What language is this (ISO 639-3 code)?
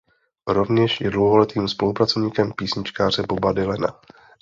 ces